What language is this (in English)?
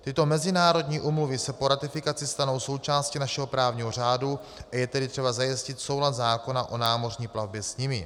Czech